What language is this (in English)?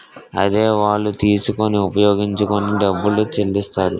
Telugu